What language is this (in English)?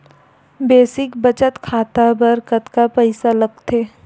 Chhattisgarhi